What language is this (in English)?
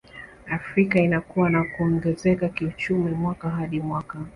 Swahili